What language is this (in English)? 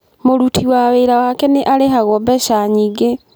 Kikuyu